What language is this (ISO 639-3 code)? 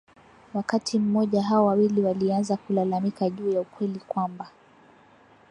swa